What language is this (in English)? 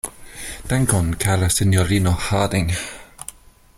Esperanto